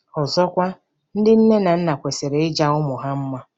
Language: Igbo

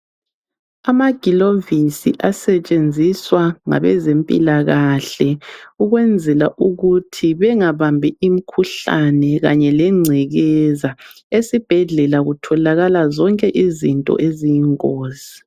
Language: North Ndebele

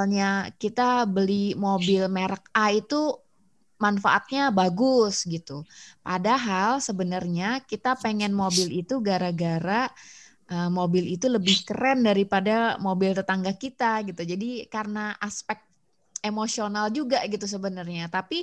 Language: Indonesian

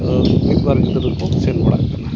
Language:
Santali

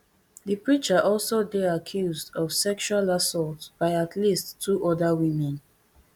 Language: Nigerian Pidgin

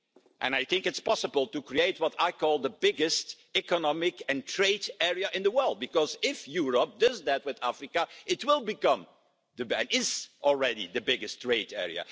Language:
English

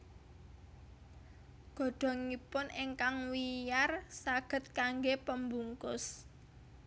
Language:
Javanese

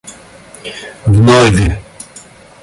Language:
Russian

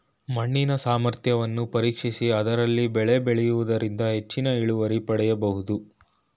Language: Kannada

